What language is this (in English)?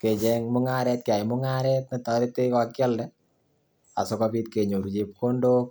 Kalenjin